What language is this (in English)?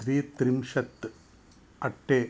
Sanskrit